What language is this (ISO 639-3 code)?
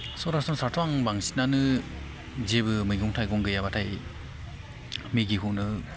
brx